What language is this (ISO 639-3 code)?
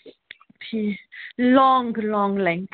kas